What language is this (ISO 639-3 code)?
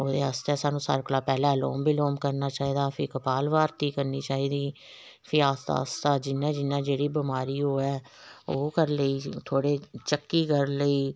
doi